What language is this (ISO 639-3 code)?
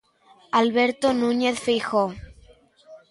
glg